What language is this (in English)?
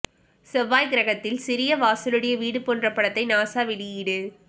Tamil